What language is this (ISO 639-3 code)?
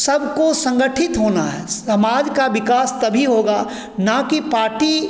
hin